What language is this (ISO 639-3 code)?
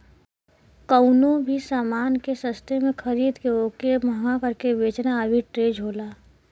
bho